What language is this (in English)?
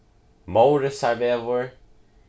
Faroese